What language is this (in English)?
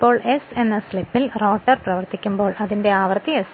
Malayalam